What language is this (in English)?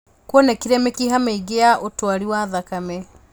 Kikuyu